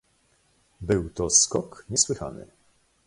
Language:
Polish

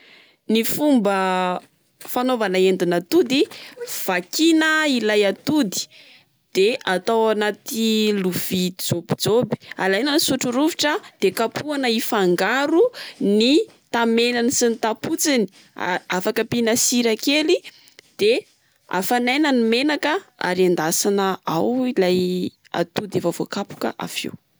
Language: Malagasy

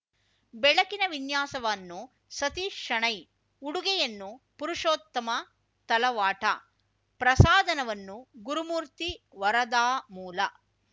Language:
Kannada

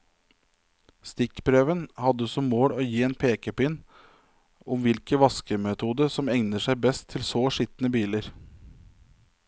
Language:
Norwegian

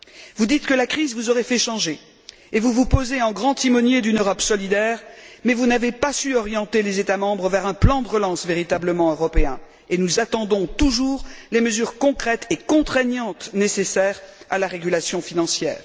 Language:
French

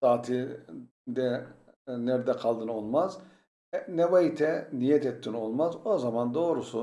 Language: Turkish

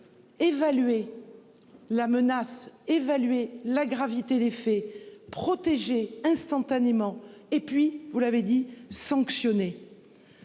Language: French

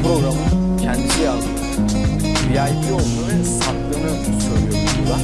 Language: Turkish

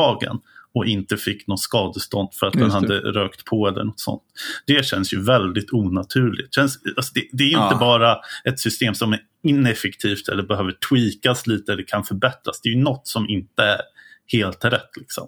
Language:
Swedish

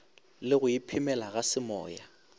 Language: Northern Sotho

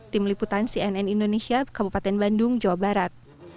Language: Indonesian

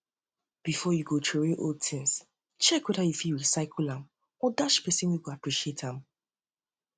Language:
Nigerian Pidgin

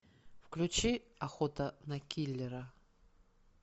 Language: Russian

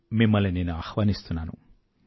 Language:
Telugu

